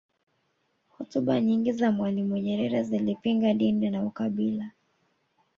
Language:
Swahili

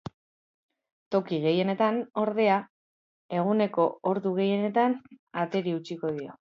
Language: Basque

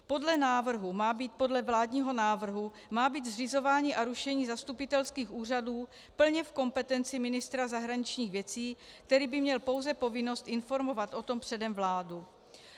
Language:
Czech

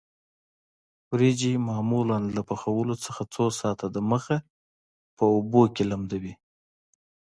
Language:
Pashto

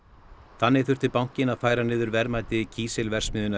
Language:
Icelandic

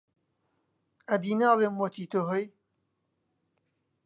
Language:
Central Kurdish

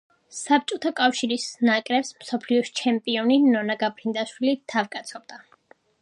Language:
Georgian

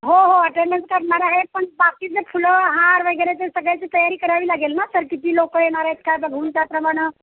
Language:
Marathi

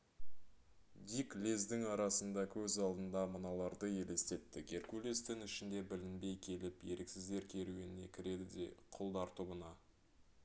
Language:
Kazakh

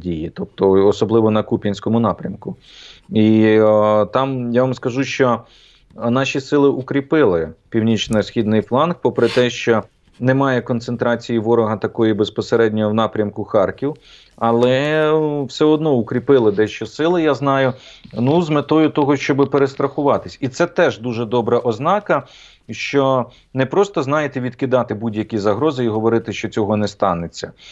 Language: Ukrainian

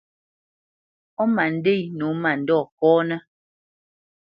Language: Bamenyam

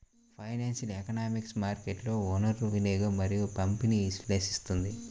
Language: Telugu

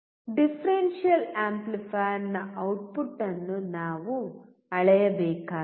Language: Kannada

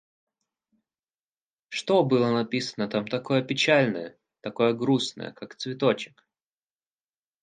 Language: Russian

